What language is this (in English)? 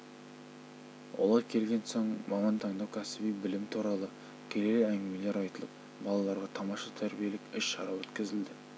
Kazakh